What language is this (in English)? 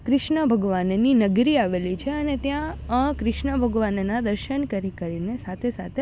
Gujarati